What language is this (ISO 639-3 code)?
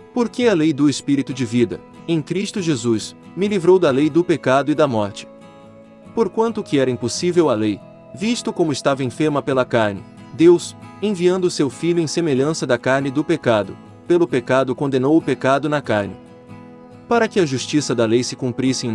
por